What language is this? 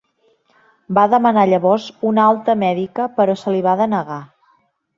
Catalan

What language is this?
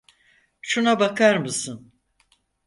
Turkish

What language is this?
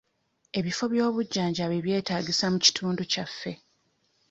Ganda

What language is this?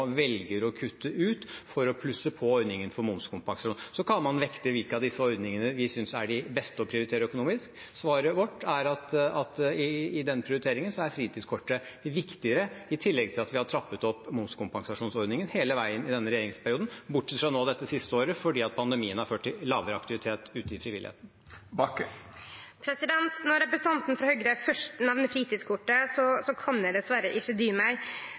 Norwegian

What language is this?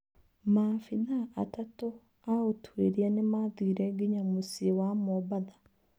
Kikuyu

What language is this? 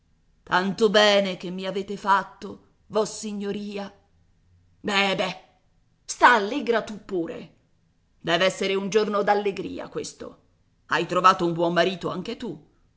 Italian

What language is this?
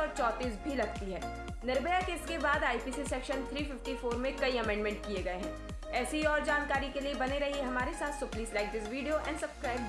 Hindi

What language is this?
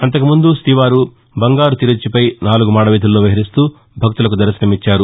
Telugu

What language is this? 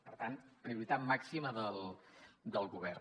Catalan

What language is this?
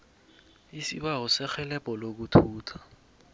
South Ndebele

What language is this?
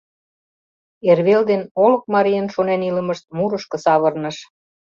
Mari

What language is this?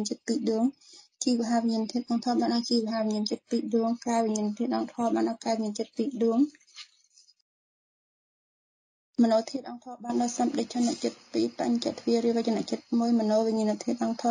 Vietnamese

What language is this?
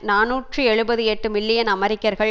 Tamil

